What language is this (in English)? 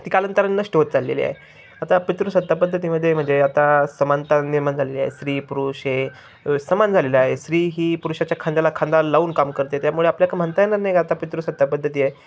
Marathi